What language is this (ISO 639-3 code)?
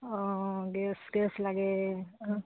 asm